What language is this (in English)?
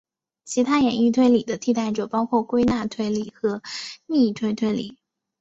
Chinese